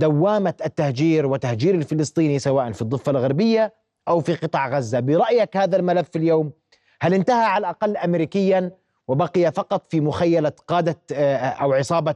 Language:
Arabic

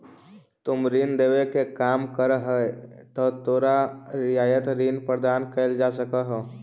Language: Magahi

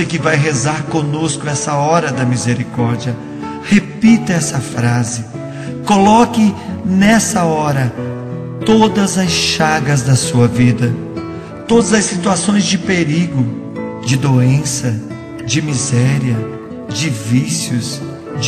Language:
Portuguese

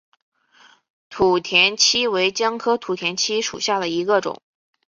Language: Chinese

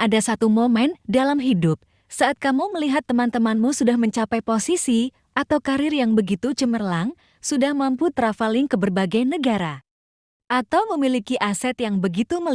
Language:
Indonesian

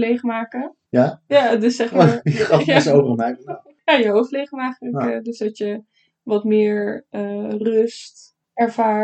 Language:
Dutch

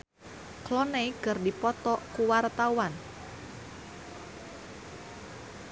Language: Sundanese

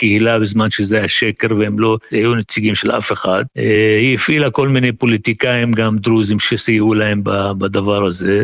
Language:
Hebrew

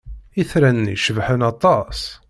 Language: Kabyle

